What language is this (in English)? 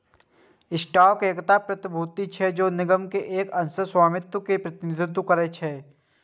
Maithili